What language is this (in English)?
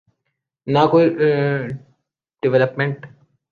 Urdu